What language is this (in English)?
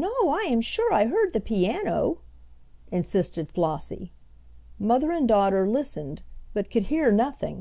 English